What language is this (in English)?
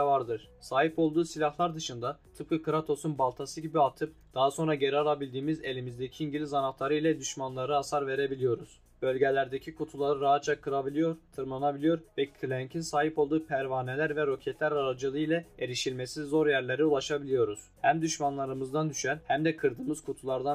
Turkish